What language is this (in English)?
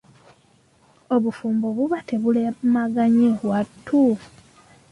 Ganda